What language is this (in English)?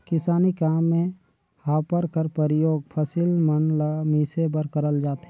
Chhattisgarhi